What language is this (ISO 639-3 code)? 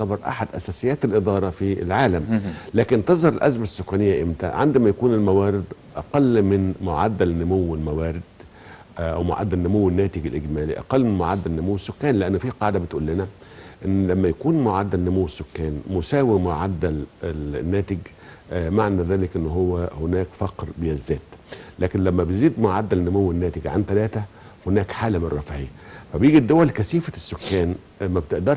ara